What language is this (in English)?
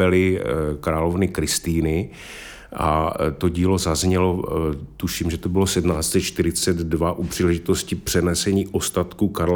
Czech